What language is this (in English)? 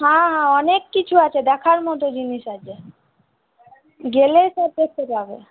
Bangla